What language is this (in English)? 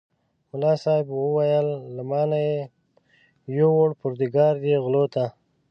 Pashto